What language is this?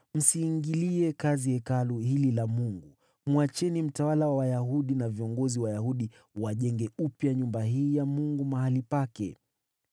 Swahili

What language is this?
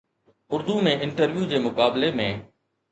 Sindhi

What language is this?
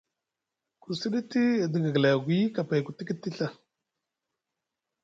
Musgu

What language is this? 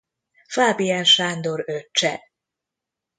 Hungarian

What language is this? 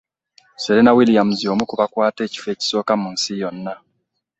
Ganda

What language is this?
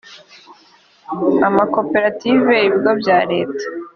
Kinyarwanda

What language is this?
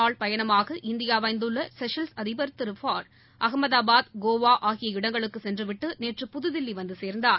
Tamil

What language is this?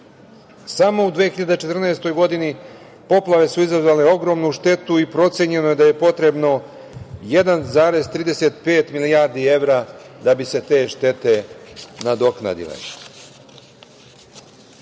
Serbian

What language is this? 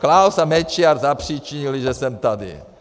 Czech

